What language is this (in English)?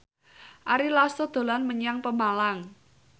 Javanese